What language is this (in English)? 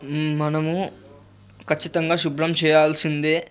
Telugu